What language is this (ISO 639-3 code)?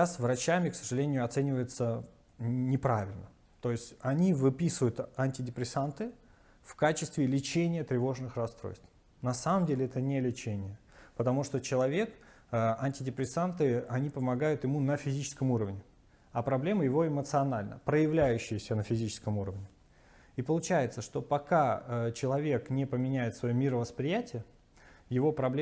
rus